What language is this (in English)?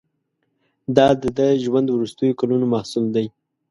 Pashto